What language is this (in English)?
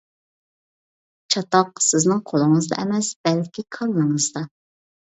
Uyghur